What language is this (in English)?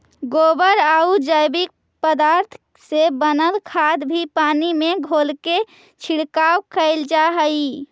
Magahi